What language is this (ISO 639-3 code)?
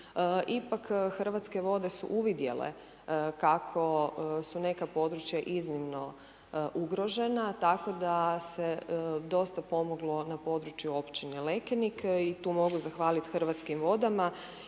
hrv